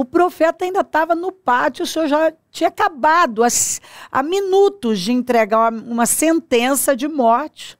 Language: Portuguese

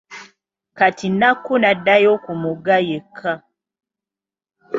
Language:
Ganda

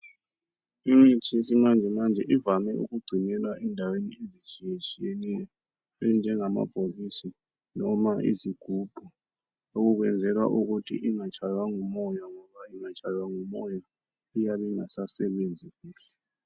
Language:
North Ndebele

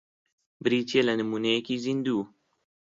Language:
Central Kurdish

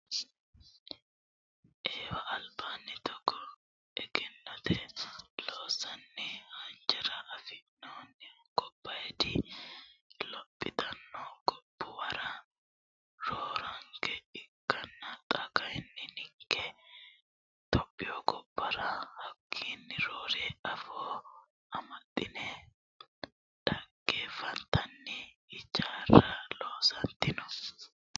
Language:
Sidamo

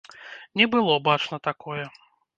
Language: Belarusian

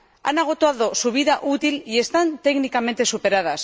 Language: Spanish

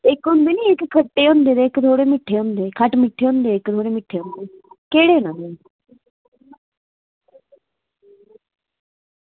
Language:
Dogri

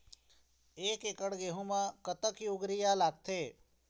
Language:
Chhattisgarhi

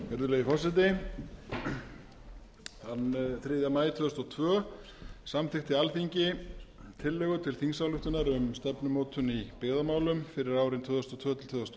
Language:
Icelandic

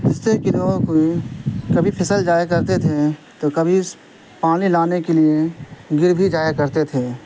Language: Urdu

